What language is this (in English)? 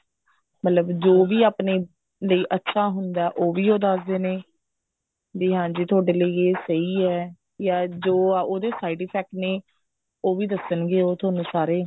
Punjabi